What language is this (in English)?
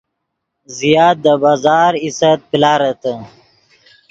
Yidgha